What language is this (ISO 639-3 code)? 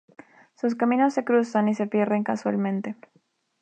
spa